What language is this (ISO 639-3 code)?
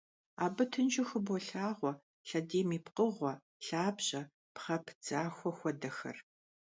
kbd